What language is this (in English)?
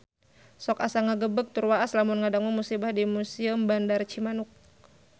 Sundanese